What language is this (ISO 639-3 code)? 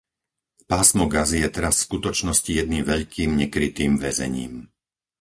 slk